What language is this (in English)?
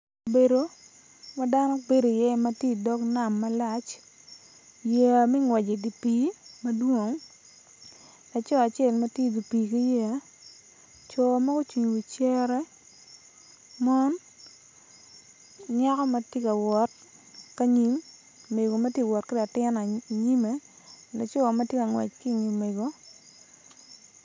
Acoli